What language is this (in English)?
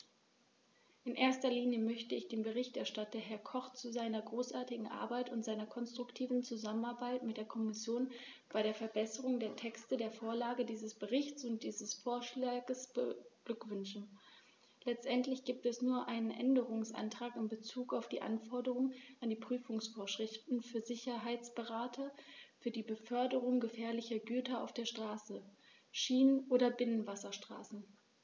German